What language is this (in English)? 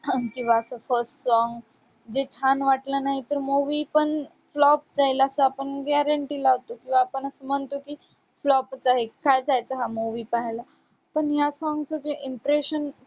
Marathi